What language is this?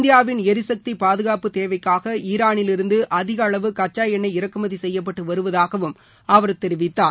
Tamil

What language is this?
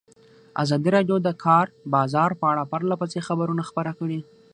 Pashto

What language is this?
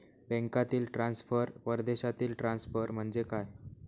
Marathi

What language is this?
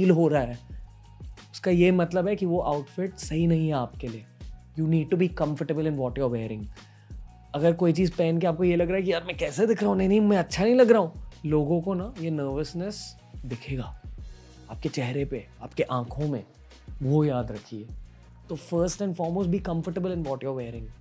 Hindi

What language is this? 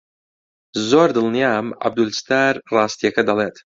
Central Kurdish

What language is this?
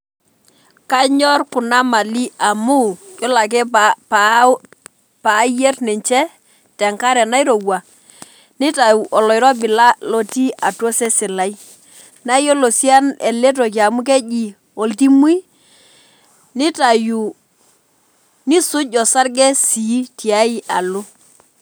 Masai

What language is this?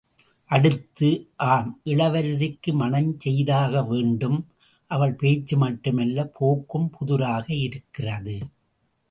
Tamil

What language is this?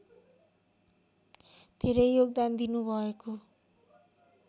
Nepali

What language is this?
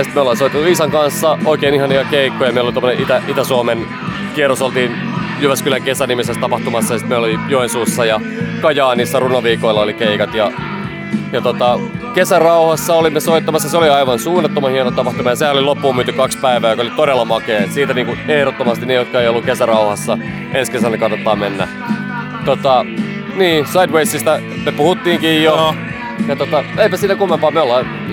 Finnish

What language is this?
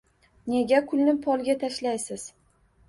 Uzbek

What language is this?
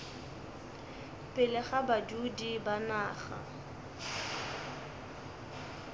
Northern Sotho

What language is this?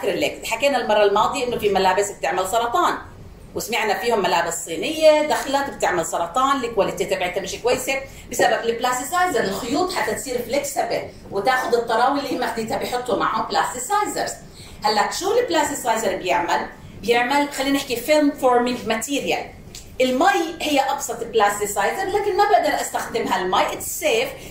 Arabic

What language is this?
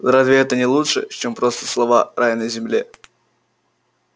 Russian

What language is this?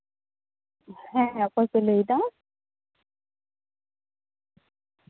Santali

